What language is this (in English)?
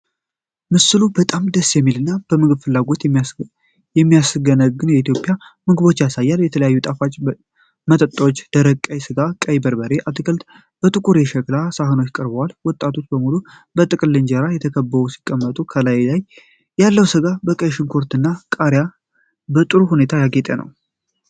Amharic